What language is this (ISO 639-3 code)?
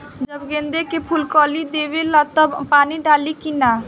bho